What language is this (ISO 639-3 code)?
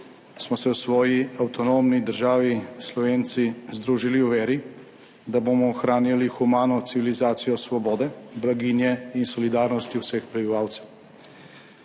slv